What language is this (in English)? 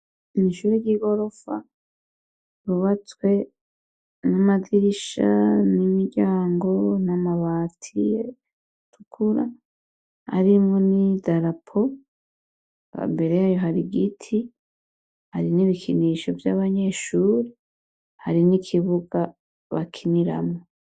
Rundi